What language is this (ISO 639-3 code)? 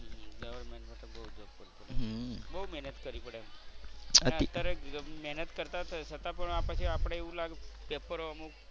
guj